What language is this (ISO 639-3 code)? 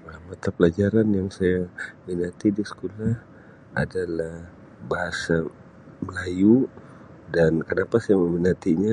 msi